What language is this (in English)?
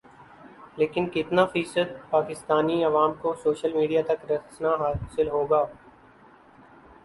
Urdu